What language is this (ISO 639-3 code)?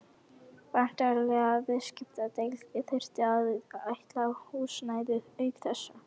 isl